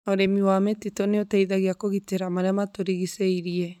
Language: Kikuyu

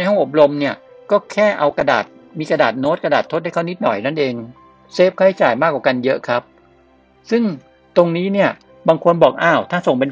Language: Thai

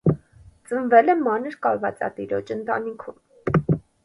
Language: Armenian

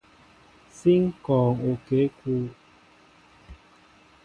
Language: Mbo (Cameroon)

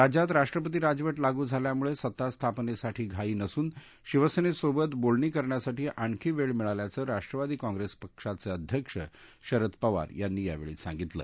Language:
Marathi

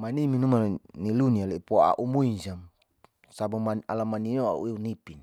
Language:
Saleman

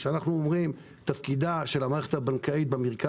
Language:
Hebrew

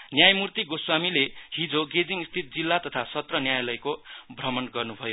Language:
Nepali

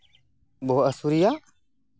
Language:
Santali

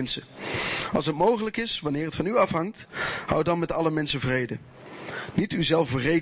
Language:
Dutch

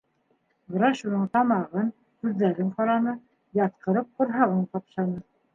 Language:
Bashkir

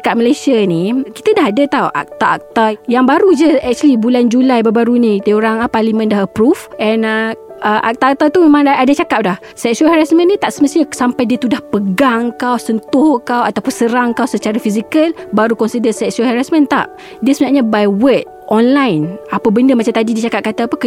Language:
Malay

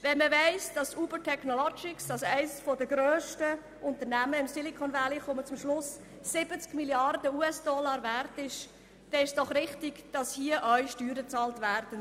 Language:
Swiss German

